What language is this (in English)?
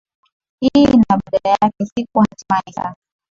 Swahili